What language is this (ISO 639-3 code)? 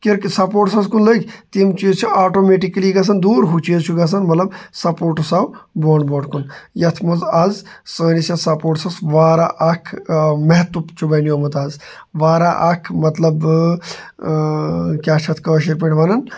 kas